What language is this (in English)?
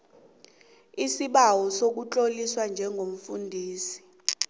South Ndebele